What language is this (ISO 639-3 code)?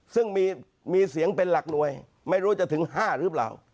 tha